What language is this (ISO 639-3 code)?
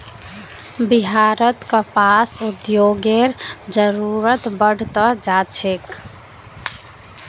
mag